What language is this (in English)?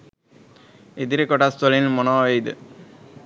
Sinhala